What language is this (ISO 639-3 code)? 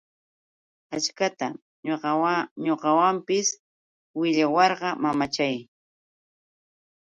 qux